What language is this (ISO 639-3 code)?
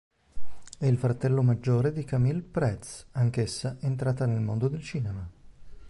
ita